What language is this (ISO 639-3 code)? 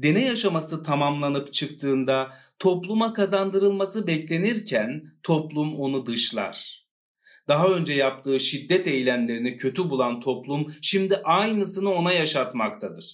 tur